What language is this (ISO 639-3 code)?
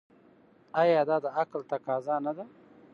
pus